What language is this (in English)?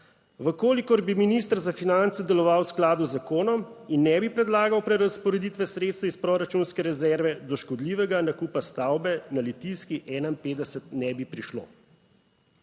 Slovenian